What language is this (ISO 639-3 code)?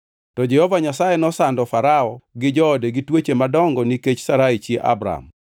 luo